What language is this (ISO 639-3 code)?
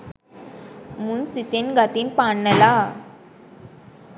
sin